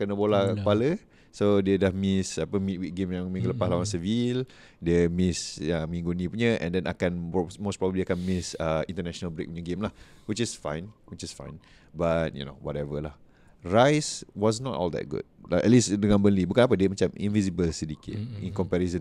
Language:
Malay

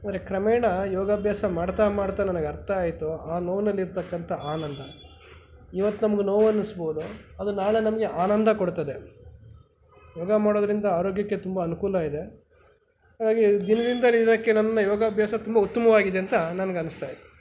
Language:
Kannada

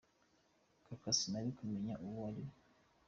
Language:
Kinyarwanda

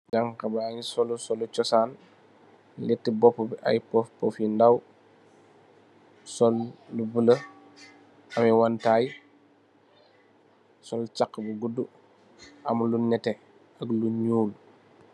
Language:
Wolof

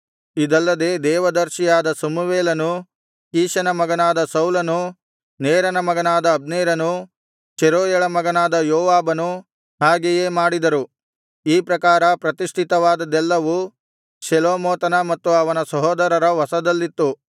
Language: Kannada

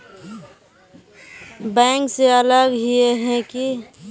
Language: Magahi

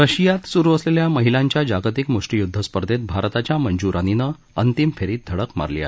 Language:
Marathi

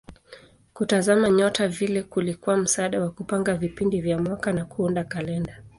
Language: Swahili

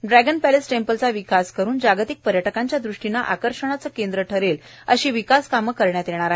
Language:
Marathi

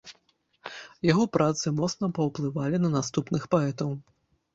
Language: Belarusian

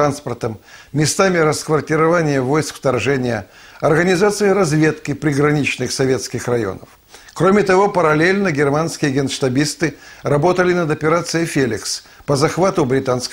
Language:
Russian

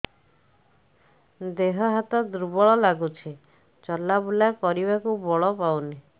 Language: Odia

